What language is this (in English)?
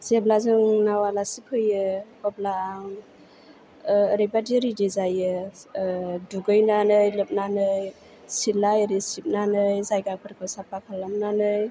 Bodo